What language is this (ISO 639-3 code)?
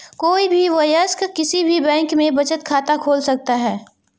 hin